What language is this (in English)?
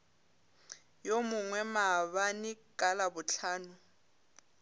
Northern Sotho